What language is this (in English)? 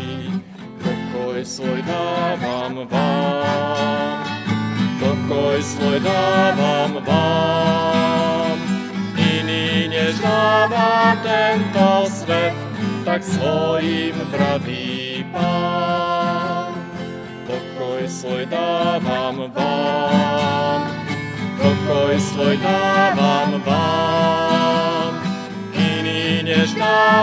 Slovak